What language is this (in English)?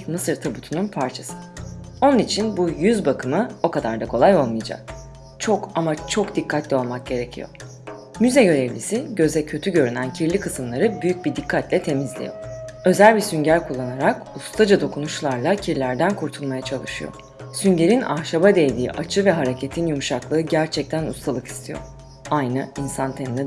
Turkish